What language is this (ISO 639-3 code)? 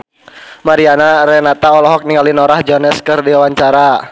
sun